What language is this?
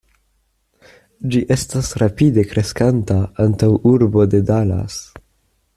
Esperanto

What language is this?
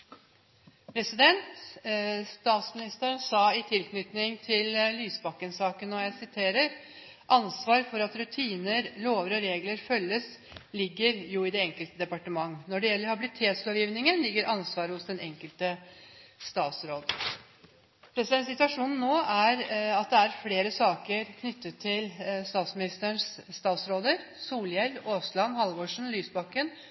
Norwegian Bokmål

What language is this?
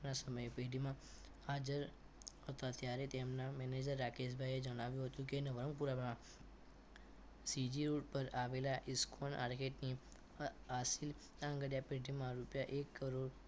Gujarati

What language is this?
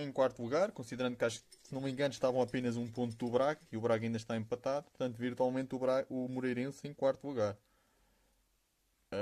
Portuguese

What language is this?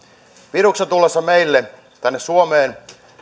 Finnish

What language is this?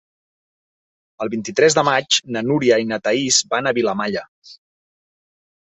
Catalan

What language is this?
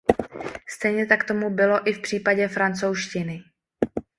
Czech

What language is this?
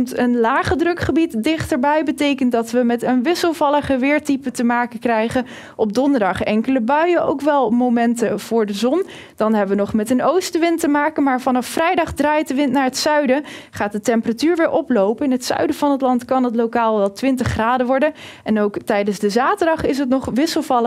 Dutch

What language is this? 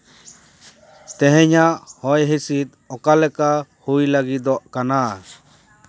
Santali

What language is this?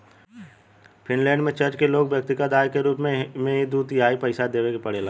Bhojpuri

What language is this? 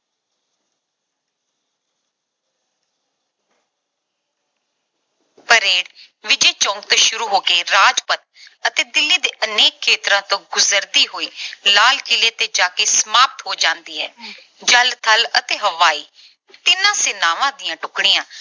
Punjabi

